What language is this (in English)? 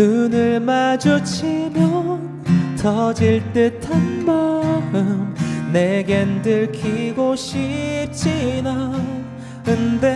Korean